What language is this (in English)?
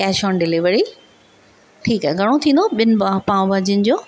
Sindhi